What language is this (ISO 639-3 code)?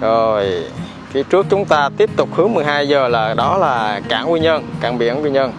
vie